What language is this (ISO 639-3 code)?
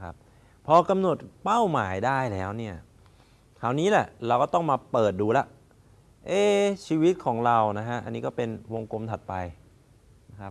tha